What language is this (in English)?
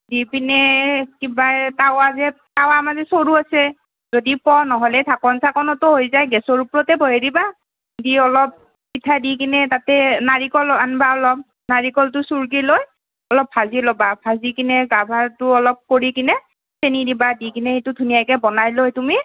Assamese